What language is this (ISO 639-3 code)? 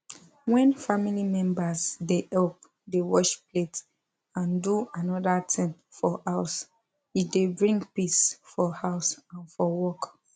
pcm